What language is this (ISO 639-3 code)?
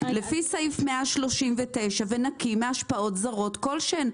heb